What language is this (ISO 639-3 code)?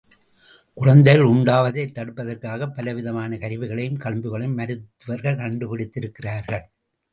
tam